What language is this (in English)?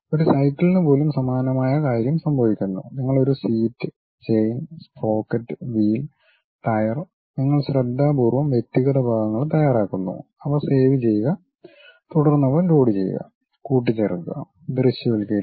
Malayalam